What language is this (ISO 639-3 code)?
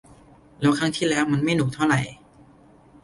tha